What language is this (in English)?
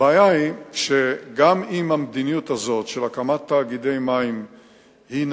Hebrew